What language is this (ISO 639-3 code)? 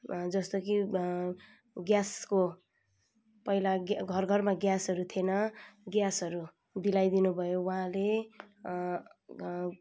nep